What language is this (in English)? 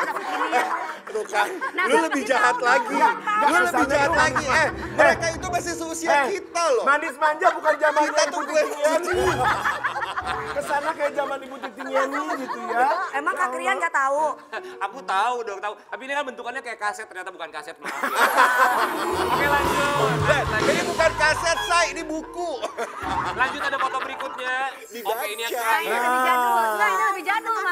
Indonesian